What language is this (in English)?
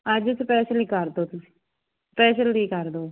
Punjabi